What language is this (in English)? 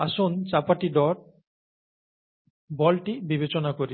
Bangla